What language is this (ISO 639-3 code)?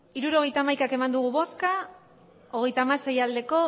eus